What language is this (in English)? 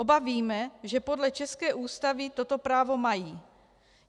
Czech